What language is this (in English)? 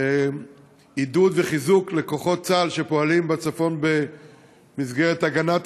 Hebrew